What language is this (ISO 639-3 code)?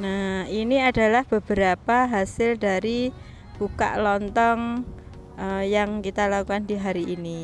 ind